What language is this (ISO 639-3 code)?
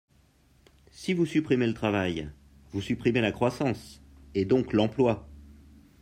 fra